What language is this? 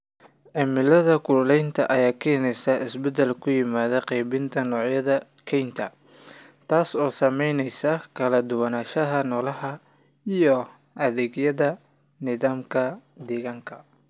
Somali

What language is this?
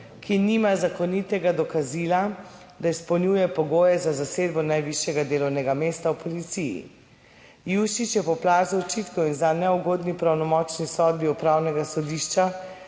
Slovenian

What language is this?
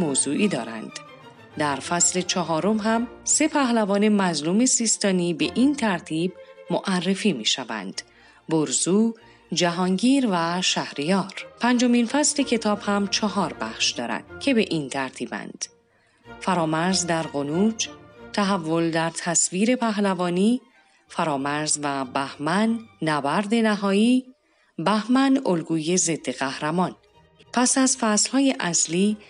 Persian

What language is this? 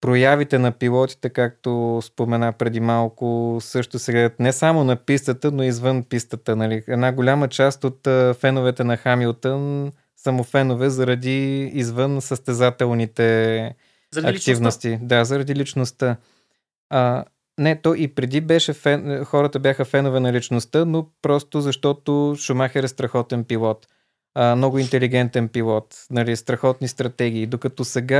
Bulgarian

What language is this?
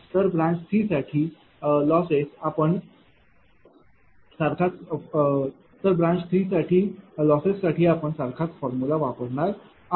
Marathi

